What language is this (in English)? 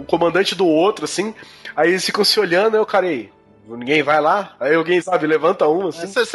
Portuguese